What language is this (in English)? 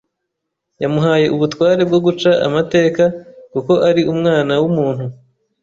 Kinyarwanda